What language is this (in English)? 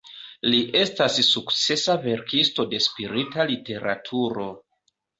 Esperanto